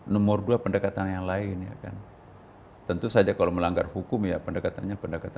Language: Indonesian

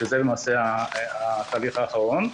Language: Hebrew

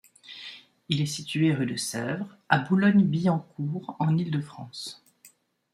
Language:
French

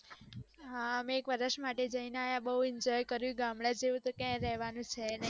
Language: Gujarati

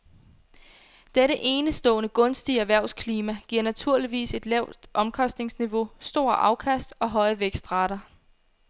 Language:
Danish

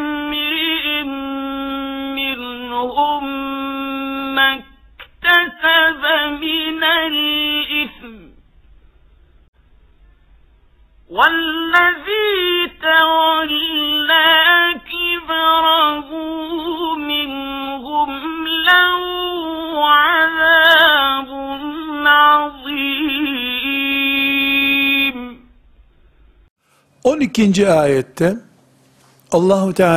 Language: Turkish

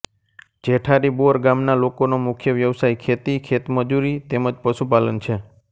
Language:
Gujarati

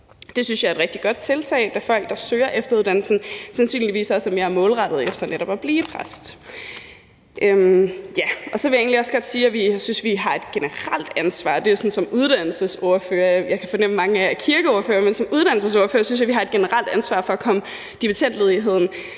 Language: Danish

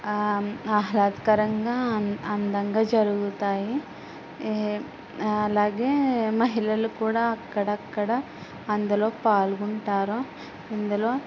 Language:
Telugu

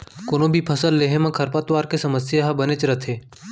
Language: Chhattisgarhi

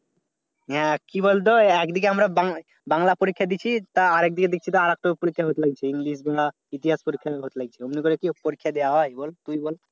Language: Bangla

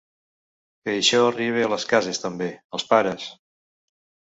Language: Catalan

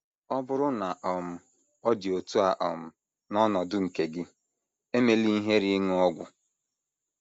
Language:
Igbo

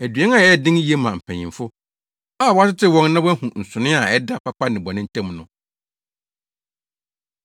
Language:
Akan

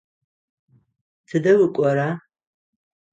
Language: Adyghe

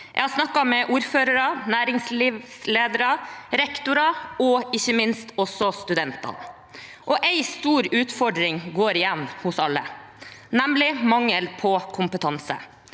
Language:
Norwegian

